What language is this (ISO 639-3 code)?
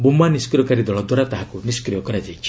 ori